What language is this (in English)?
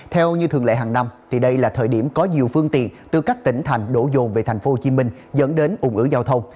Vietnamese